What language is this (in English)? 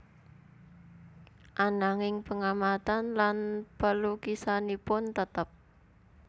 Javanese